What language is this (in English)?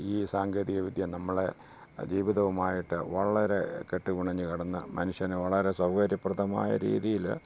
Malayalam